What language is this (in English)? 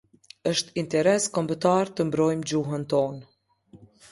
Albanian